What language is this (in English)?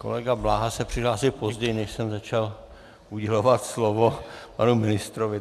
Czech